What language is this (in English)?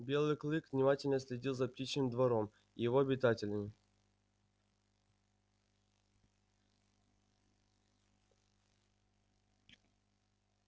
Russian